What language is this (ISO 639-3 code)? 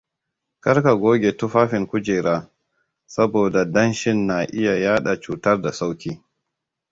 hau